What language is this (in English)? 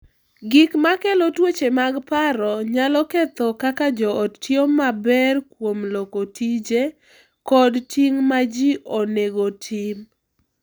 Luo (Kenya and Tanzania)